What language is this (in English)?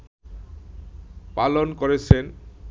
Bangla